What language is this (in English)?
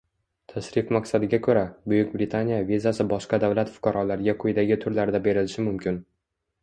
Uzbek